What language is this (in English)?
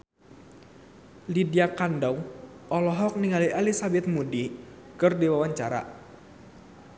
Sundanese